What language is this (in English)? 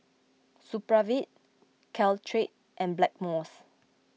English